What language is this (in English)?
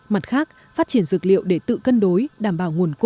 Vietnamese